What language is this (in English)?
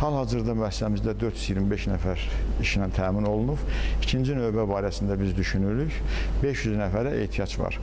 Turkish